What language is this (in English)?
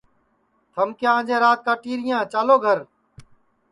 Sansi